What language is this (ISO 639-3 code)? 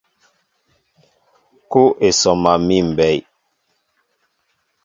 mbo